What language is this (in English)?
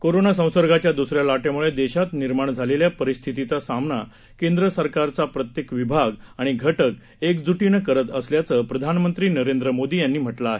Marathi